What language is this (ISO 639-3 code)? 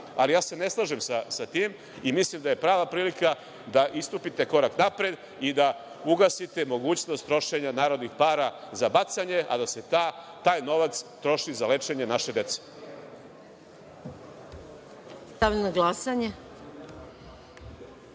srp